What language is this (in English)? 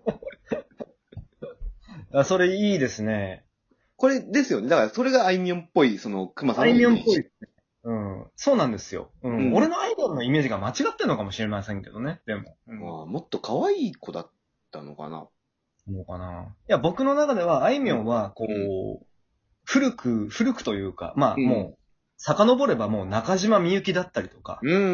Japanese